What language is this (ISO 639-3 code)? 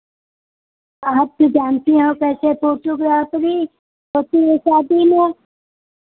hin